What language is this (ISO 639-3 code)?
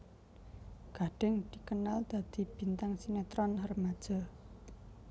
jav